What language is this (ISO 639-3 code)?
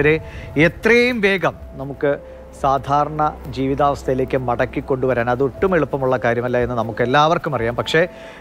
mal